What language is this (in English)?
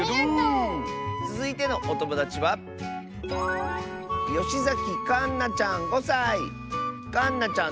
Japanese